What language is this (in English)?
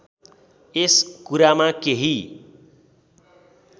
Nepali